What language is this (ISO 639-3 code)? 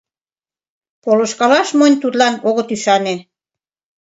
chm